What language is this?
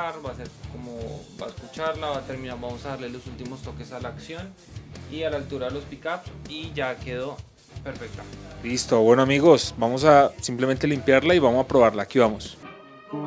Spanish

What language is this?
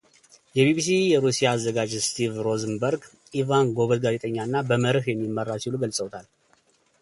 Amharic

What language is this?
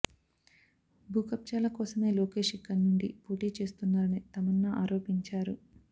Telugu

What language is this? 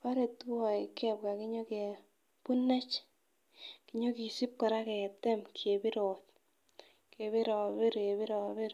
Kalenjin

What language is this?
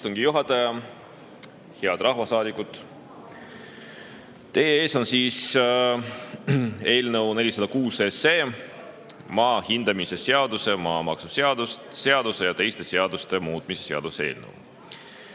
Estonian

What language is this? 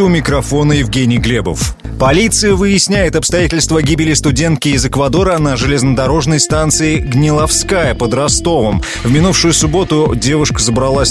Russian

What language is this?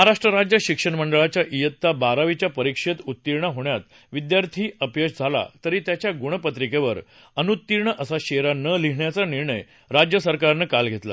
Marathi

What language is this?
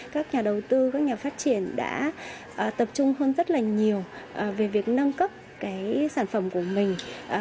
Vietnamese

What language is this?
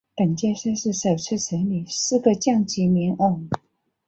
Chinese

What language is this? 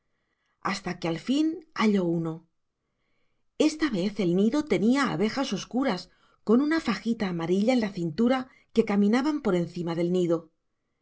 Spanish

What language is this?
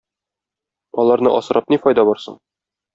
Tatar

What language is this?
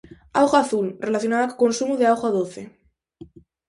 Galician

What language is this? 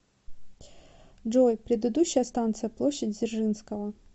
Russian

